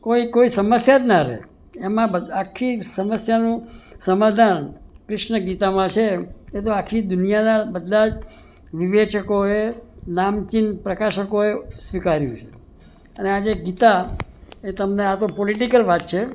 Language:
Gujarati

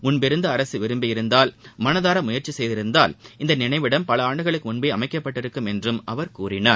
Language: Tamil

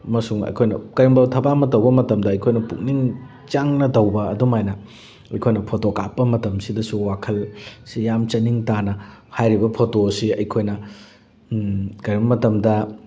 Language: Manipuri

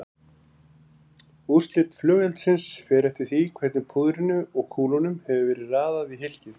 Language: Icelandic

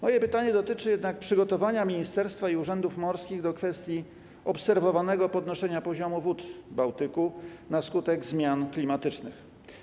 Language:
Polish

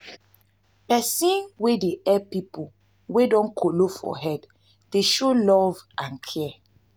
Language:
Nigerian Pidgin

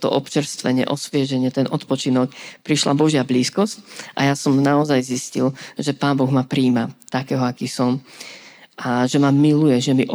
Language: Slovak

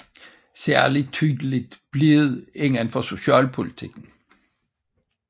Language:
Danish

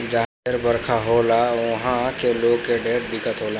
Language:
Bhojpuri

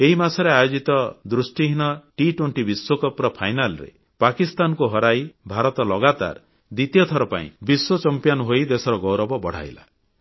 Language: Odia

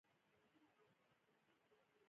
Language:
Pashto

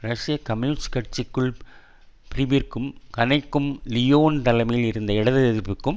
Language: Tamil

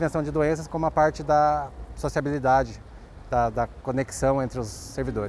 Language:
Portuguese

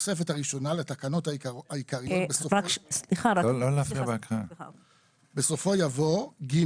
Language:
Hebrew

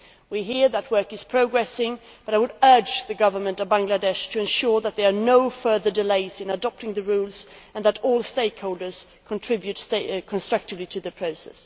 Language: English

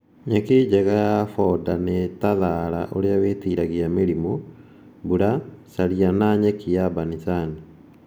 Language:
Kikuyu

